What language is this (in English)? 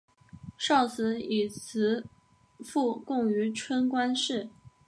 Chinese